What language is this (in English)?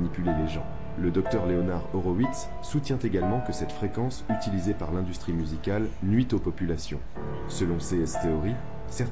French